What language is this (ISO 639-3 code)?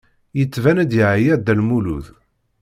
kab